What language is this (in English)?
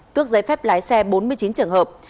Vietnamese